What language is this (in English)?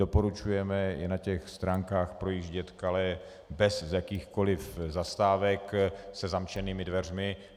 Czech